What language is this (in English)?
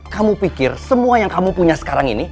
Indonesian